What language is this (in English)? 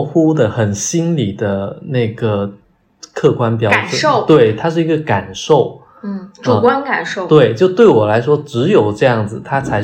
Chinese